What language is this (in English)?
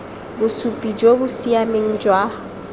Tswana